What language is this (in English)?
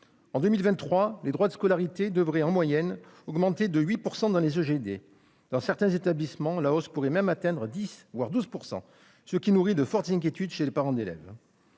French